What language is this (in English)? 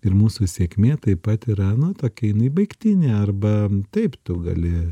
Lithuanian